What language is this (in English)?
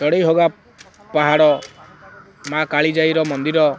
Odia